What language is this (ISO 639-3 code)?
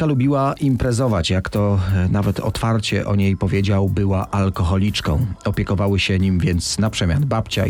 pol